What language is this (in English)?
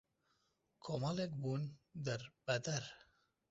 Central Kurdish